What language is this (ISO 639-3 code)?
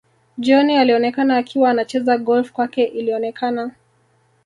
swa